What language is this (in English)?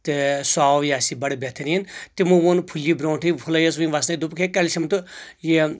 Kashmiri